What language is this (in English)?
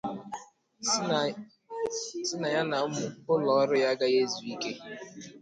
Igbo